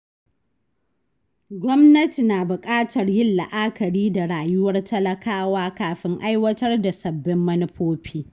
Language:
Hausa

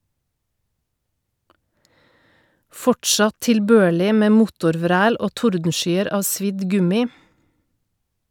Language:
Norwegian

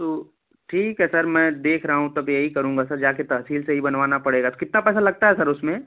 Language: Hindi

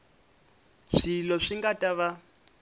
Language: Tsonga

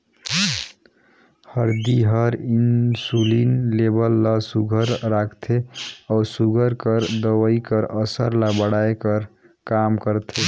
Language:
Chhattisgarhi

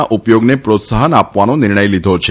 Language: Gujarati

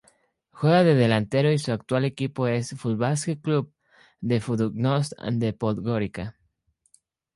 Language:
Spanish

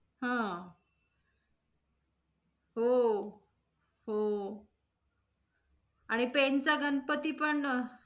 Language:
Marathi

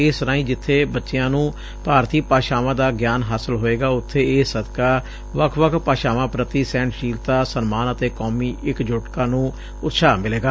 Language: Punjabi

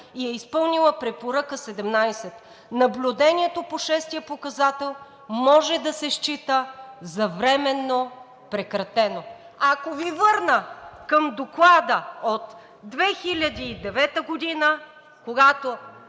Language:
Bulgarian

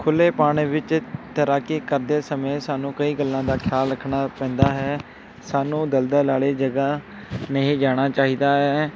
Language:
Punjabi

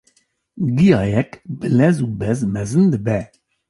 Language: Kurdish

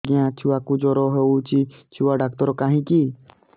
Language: Odia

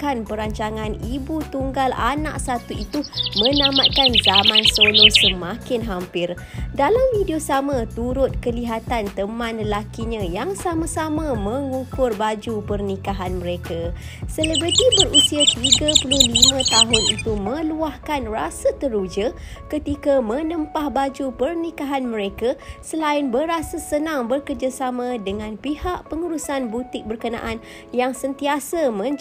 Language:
Malay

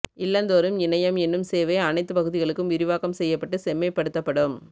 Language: Tamil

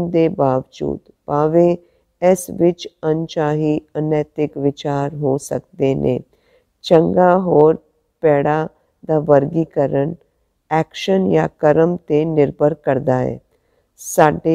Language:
Hindi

